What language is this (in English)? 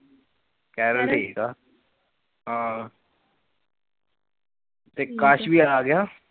Punjabi